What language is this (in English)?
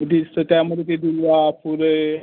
Marathi